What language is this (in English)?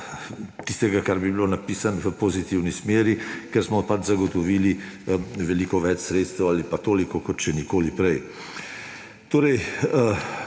Slovenian